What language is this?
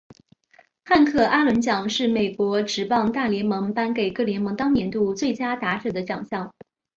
Chinese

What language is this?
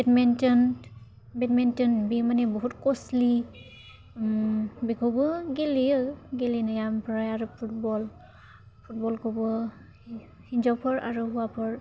Bodo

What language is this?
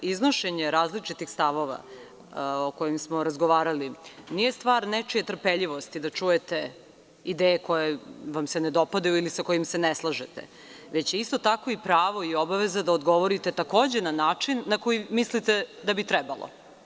Serbian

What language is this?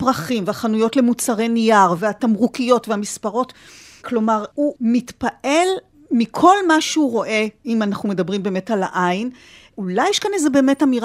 Hebrew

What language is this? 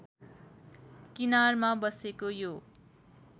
Nepali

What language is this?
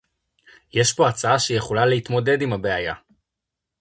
Hebrew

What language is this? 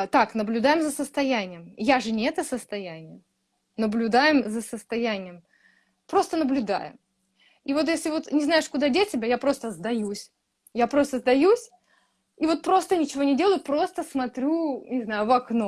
Russian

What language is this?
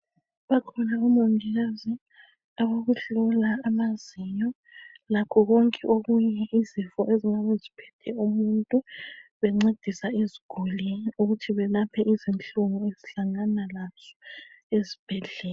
North Ndebele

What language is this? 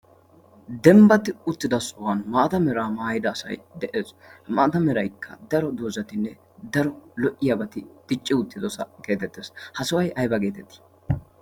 Wolaytta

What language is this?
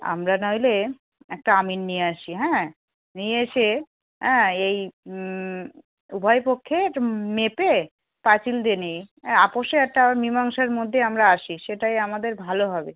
Bangla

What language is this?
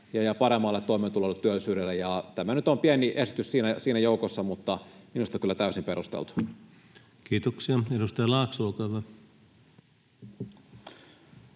Finnish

